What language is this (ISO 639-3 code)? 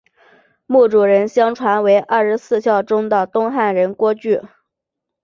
zho